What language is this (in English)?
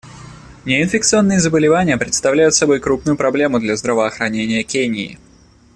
Russian